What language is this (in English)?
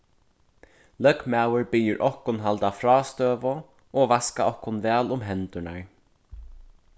Faroese